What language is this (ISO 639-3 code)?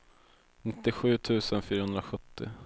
swe